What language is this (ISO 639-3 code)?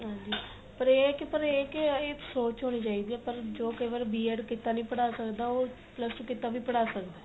pan